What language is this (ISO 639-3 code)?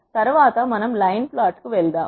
tel